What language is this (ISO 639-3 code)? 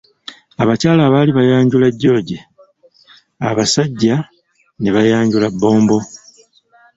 lug